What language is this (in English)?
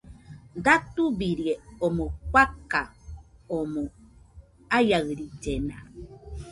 Nüpode Huitoto